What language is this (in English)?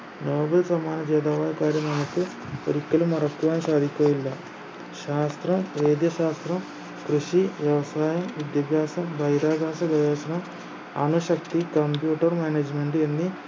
Malayalam